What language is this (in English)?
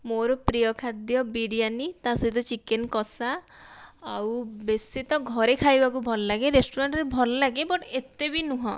Odia